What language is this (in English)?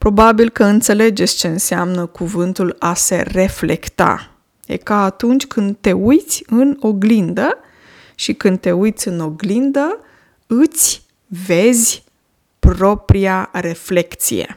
Romanian